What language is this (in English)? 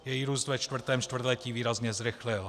Czech